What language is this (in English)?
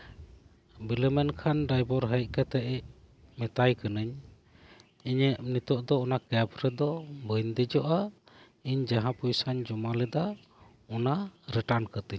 Santali